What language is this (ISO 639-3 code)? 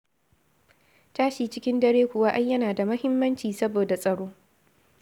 hau